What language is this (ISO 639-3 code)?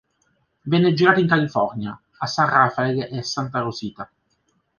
ita